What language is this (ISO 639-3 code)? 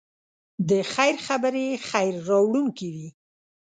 pus